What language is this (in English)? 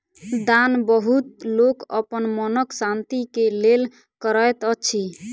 Maithili